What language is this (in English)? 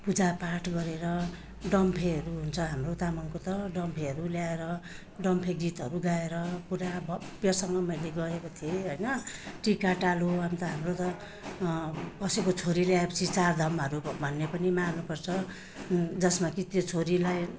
Nepali